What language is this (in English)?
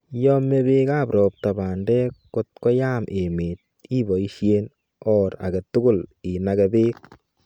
Kalenjin